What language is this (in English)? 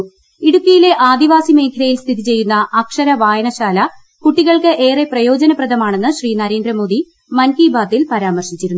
Malayalam